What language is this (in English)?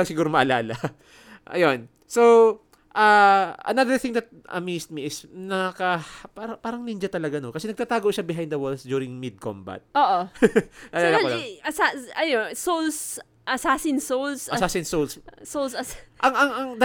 Filipino